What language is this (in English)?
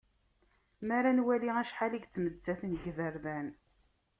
Kabyle